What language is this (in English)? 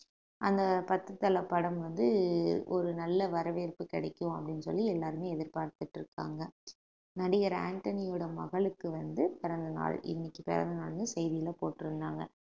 Tamil